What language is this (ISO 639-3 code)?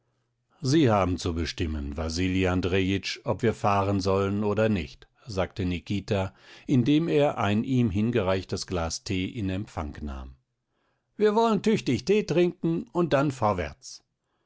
deu